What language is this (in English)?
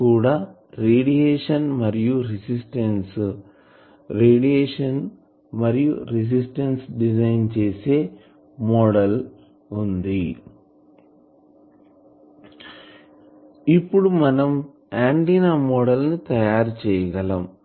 Telugu